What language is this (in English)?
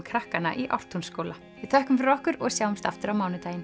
Icelandic